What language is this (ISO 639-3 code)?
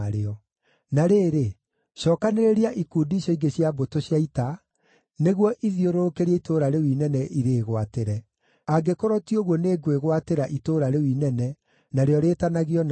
kik